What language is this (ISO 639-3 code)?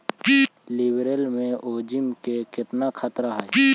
mag